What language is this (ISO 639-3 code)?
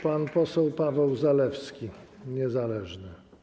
pol